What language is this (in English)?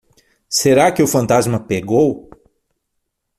Portuguese